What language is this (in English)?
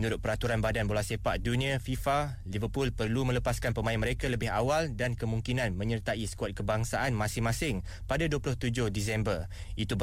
Malay